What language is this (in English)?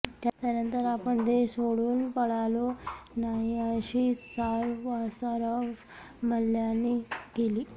Marathi